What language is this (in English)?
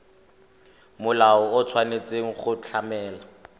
Tswana